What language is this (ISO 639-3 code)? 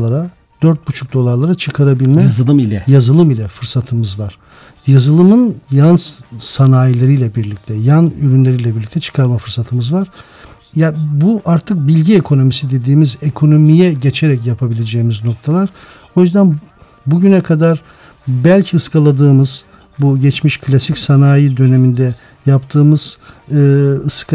tur